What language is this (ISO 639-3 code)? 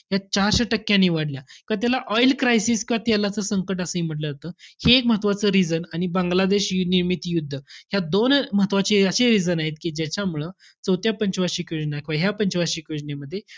mar